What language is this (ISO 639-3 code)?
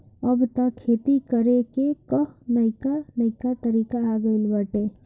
bho